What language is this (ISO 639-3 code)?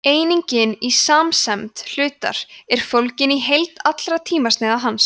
isl